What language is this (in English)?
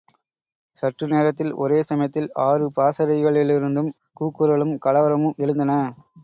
Tamil